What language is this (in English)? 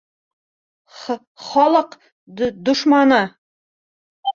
Bashkir